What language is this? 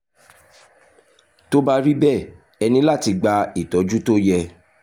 Yoruba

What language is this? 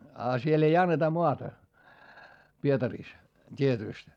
Finnish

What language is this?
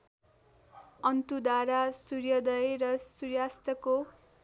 Nepali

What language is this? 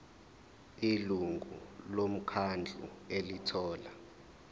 Zulu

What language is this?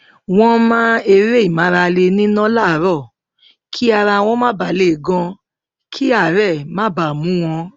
Yoruba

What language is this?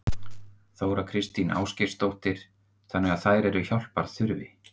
Icelandic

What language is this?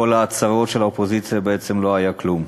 Hebrew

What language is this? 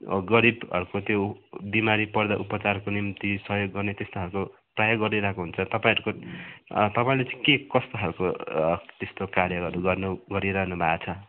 Nepali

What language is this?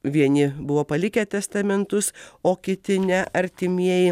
Lithuanian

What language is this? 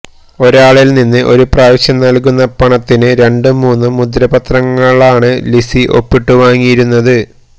Malayalam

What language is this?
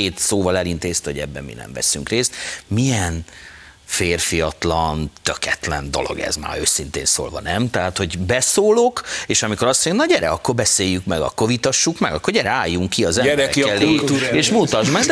Hungarian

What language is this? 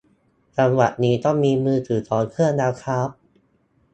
Thai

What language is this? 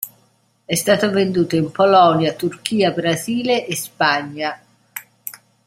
Italian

